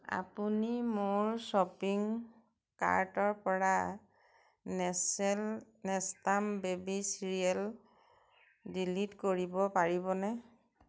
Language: Assamese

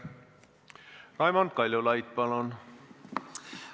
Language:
Estonian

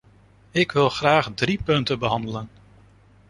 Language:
Dutch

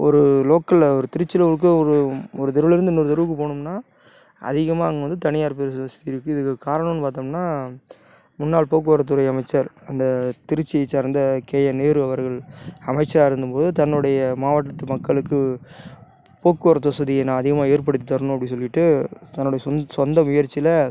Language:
Tamil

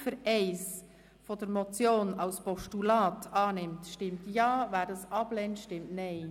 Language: Swiss German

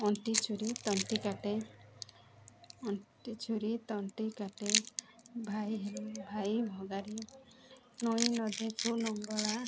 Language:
Odia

